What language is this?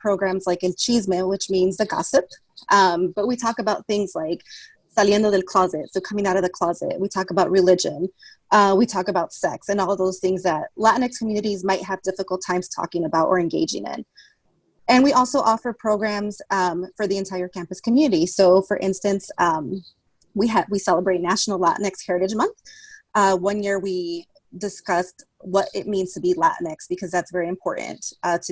English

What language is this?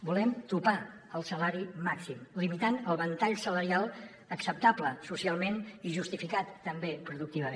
Catalan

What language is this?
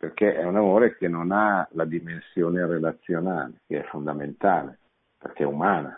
Italian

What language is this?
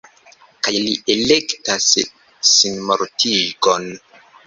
Esperanto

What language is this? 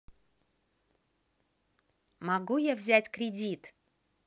Russian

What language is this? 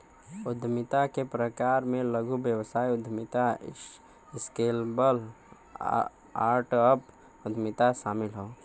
Bhojpuri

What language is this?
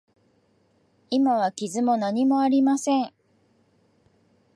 Japanese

